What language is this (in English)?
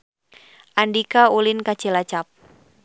Sundanese